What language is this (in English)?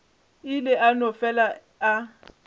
Northern Sotho